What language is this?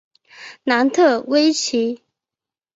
Chinese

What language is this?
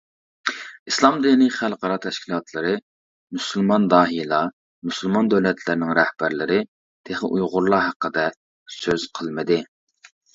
Uyghur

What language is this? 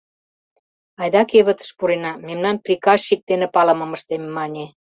Mari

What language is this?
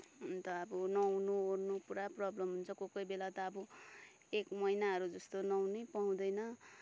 Nepali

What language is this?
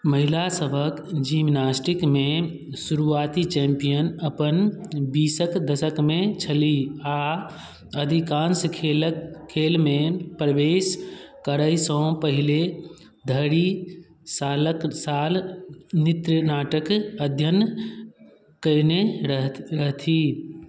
Maithili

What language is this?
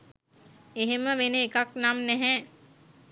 Sinhala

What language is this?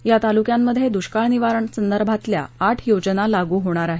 Marathi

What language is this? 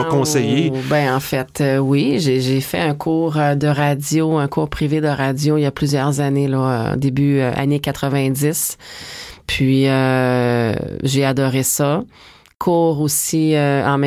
French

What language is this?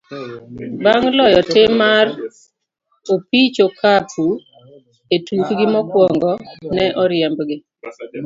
Luo (Kenya and Tanzania)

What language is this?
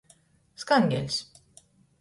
Latgalian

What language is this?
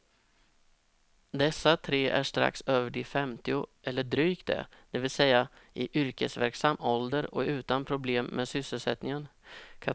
Swedish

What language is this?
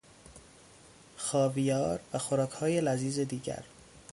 Persian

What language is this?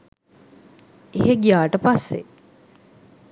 Sinhala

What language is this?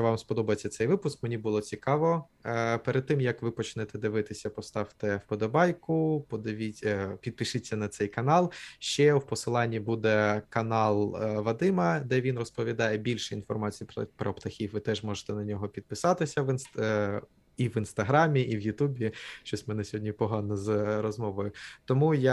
Ukrainian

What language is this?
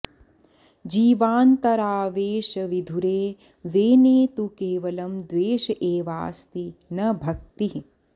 Sanskrit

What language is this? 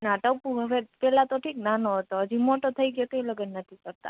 Gujarati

